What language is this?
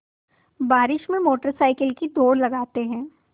Hindi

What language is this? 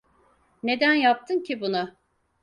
Turkish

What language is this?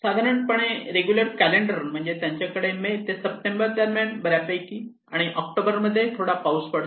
Marathi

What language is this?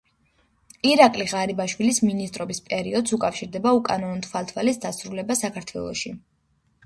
Georgian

